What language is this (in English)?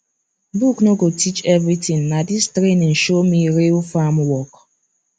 Nigerian Pidgin